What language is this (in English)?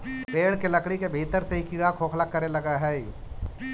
Magahi